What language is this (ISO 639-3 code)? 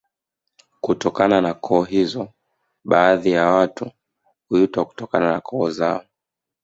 swa